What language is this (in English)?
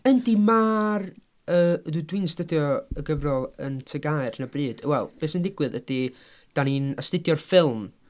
Welsh